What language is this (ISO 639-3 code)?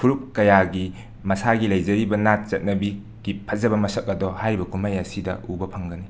mni